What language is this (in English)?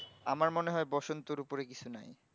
Bangla